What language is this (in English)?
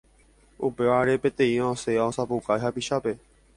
Guarani